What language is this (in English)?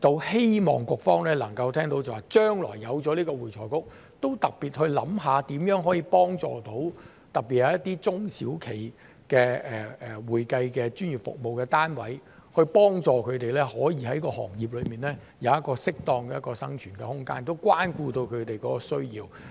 Cantonese